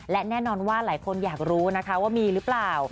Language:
Thai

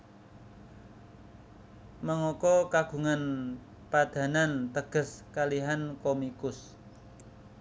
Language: Javanese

